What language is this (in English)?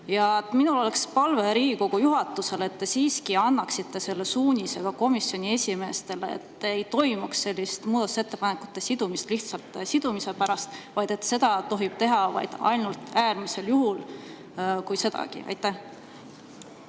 Estonian